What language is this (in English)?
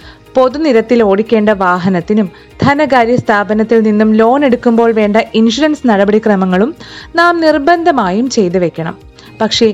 Malayalam